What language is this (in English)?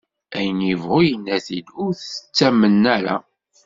Kabyle